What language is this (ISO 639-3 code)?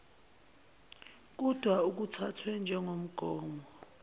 zul